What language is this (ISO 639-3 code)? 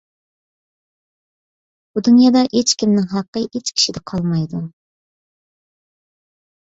uig